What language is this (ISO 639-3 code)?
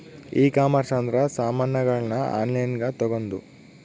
kan